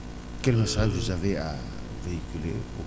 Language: Wolof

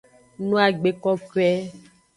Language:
Aja (Benin)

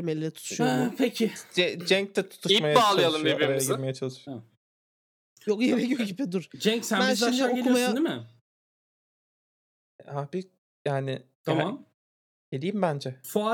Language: Turkish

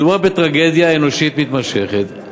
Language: Hebrew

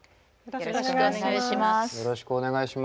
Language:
Japanese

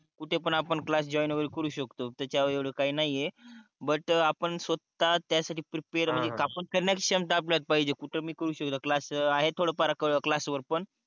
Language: Marathi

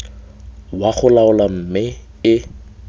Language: Tswana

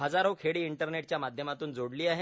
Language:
Marathi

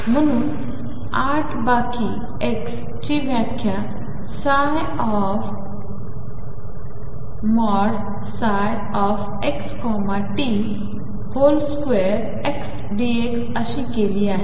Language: Marathi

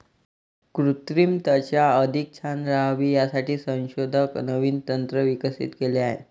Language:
Marathi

